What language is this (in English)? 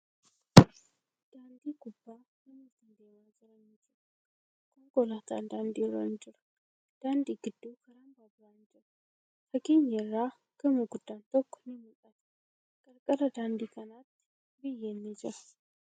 Oromo